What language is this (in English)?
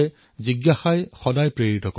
Assamese